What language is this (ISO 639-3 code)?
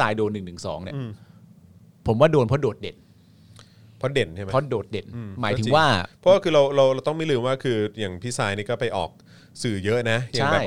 tha